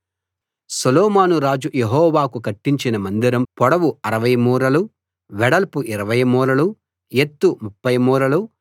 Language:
Telugu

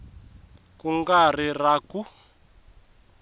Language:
Tsonga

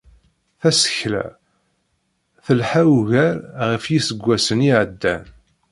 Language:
Kabyle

